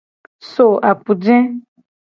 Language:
Gen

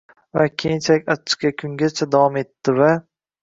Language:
Uzbek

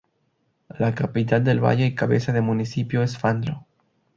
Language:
Spanish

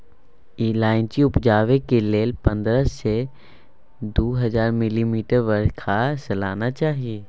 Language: Maithili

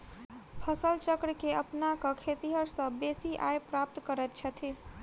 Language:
Maithili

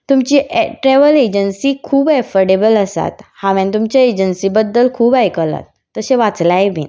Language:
Konkani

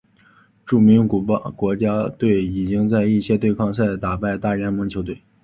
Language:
Chinese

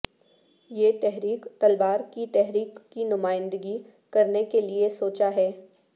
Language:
Urdu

